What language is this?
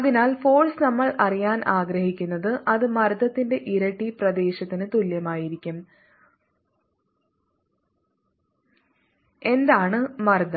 Malayalam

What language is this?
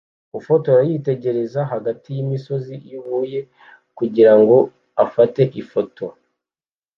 Kinyarwanda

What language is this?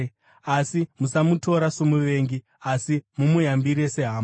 Shona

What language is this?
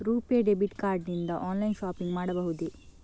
Kannada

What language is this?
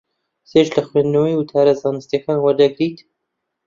Central Kurdish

